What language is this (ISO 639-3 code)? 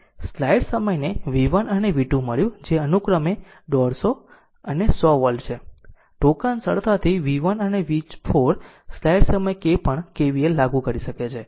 guj